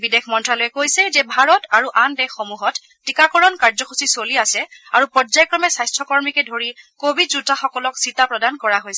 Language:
Assamese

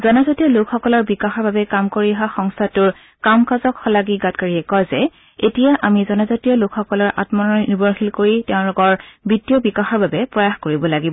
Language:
Assamese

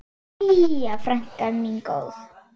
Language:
Icelandic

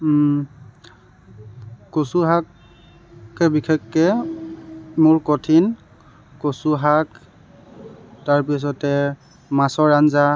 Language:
Assamese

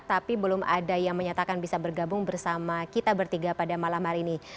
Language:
Indonesian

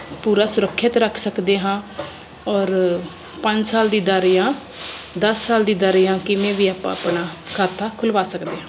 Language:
Punjabi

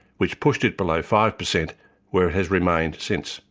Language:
English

